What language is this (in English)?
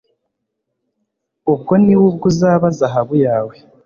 Kinyarwanda